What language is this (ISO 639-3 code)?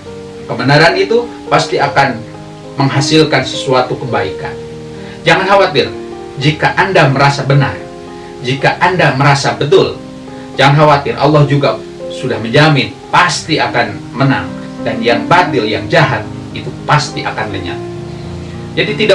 ind